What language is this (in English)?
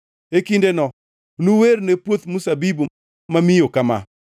Luo (Kenya and Tanzania)